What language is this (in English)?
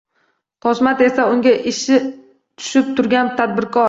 Uzbek